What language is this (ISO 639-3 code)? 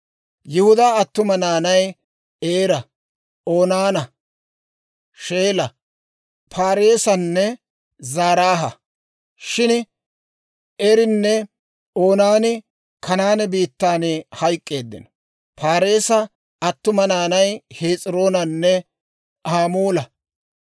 dwr